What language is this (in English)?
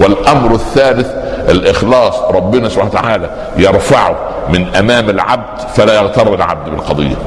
Arabic